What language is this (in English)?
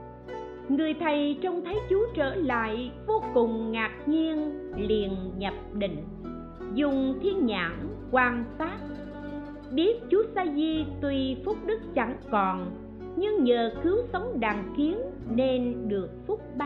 Vietnamese